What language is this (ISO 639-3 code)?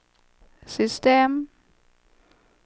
swe